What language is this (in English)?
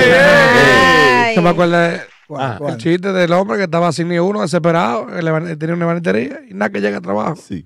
Spanish